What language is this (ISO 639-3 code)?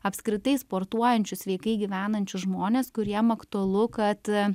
lit